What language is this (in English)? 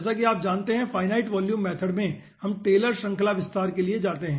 Hindi